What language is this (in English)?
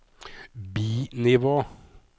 Norwegian